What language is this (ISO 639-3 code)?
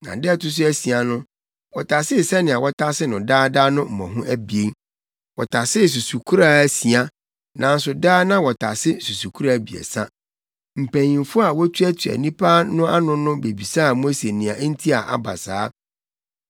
aka